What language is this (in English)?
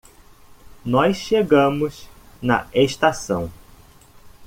Portuguese